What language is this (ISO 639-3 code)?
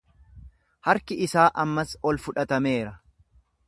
orm